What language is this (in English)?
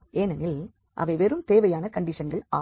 Tamil